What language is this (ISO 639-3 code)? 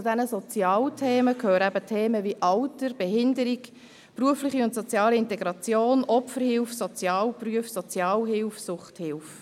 gsw